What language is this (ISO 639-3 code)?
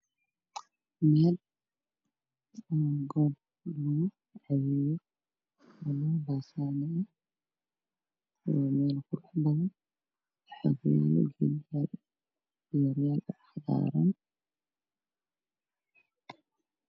som